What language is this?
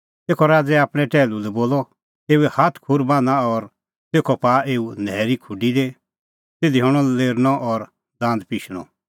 Kullu Pahari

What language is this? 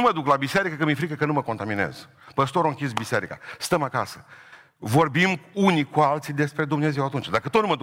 Romanian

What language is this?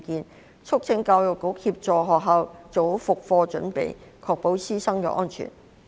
Cantonese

